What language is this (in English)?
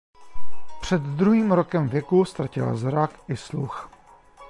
Czech